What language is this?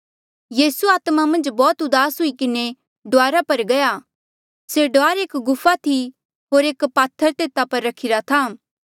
Mandeali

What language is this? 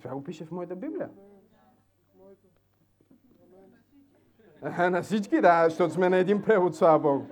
Bulgarian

